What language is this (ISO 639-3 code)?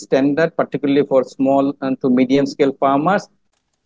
ind